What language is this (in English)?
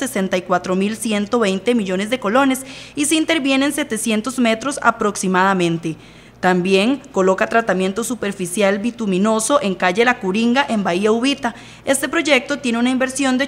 Spanish